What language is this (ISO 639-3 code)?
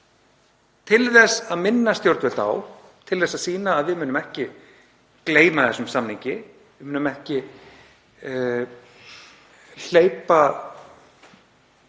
isl